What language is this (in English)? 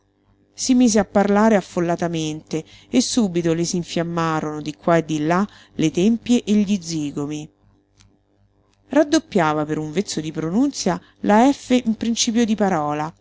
Italian